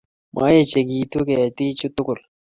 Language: Kalenjin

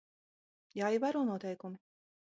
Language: Latvian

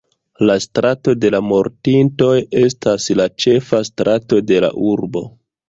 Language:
Esperanto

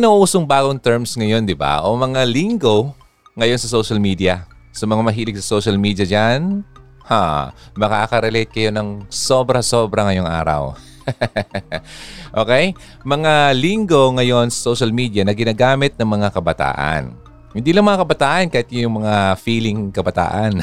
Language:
Filipino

